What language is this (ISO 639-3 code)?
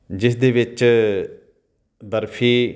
pan